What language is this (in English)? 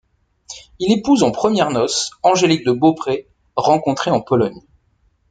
French